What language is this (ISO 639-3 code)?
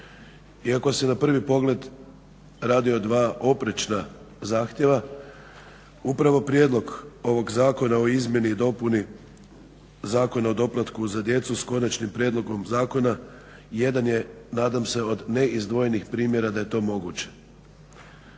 hrv